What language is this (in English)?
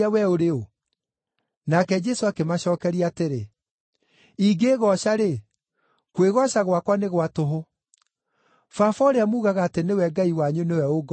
Kikuyu